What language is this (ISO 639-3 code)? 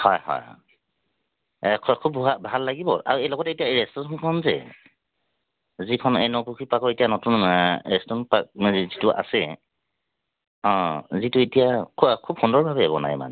asm